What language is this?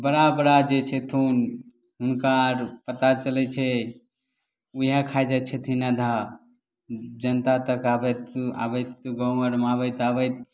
Maithili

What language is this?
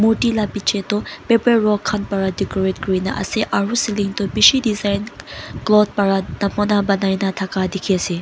Naga Pidgin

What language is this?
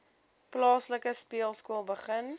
Afrikaans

